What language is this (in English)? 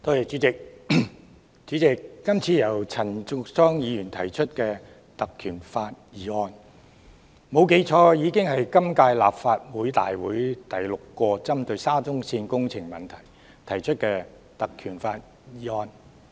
Cantonese